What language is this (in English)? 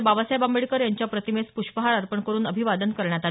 Marathi